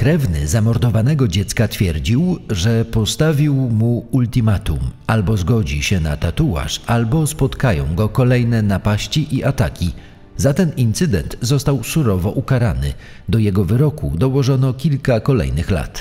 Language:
Polish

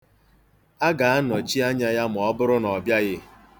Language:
Igbo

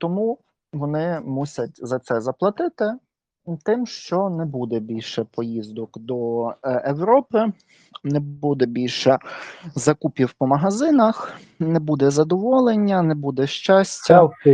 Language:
Ukrainian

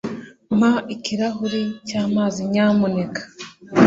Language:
Kinyarwanda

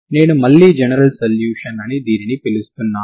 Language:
Telugu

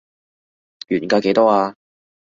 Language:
Cantonese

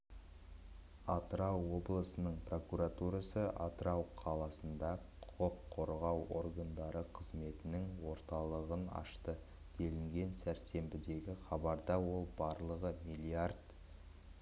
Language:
Kazakh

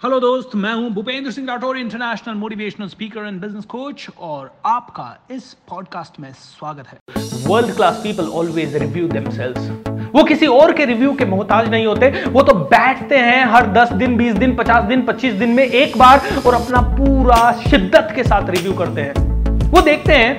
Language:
Hindi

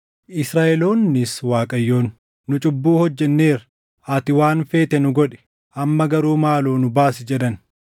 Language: Oromo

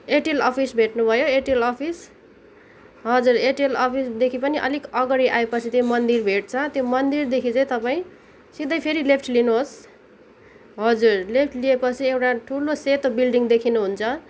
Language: Nepali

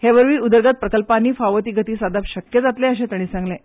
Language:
Konkani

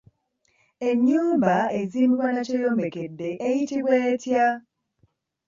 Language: Ganda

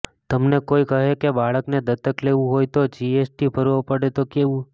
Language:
Gujarati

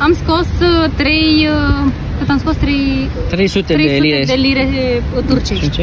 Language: Romanian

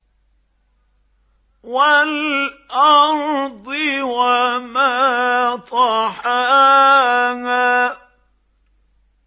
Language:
Arabic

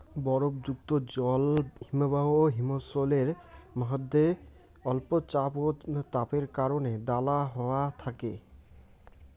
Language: Bangla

